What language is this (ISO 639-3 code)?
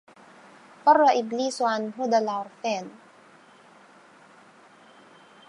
ara